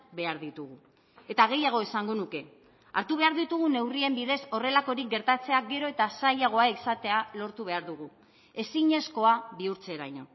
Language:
Basque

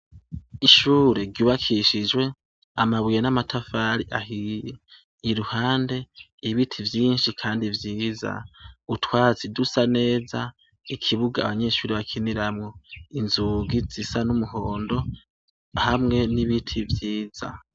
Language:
Rundi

